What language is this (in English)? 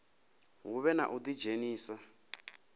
Venda